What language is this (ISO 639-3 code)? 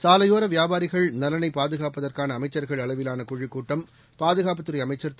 tam